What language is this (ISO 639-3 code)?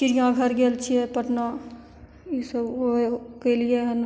mai